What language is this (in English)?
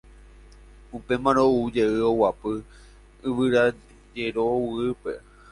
Guarani